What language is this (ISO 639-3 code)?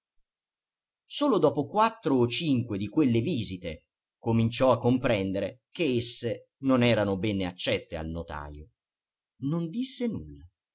ita